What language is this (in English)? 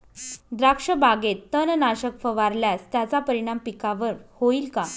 Marathi